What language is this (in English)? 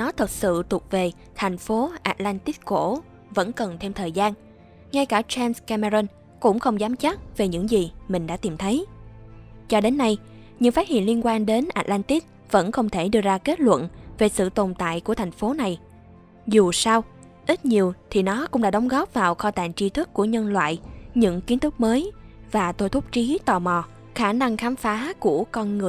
Vietnamese